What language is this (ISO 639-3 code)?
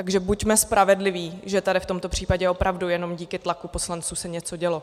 ces